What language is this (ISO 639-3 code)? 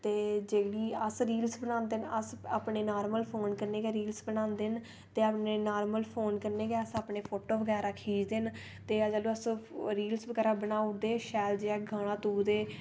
doi